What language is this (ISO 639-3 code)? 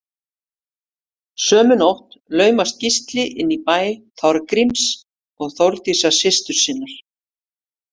isl